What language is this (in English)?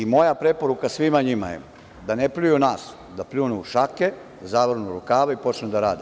Serbian